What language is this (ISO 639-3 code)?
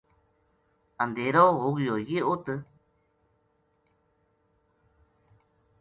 gju